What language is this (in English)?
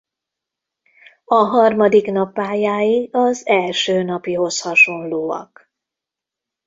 Hungarian